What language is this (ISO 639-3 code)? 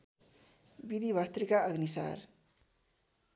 nep